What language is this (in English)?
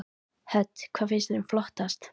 Icelandic